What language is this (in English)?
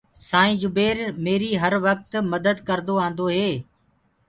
Gurgula